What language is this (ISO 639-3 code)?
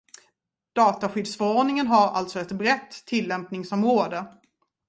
swe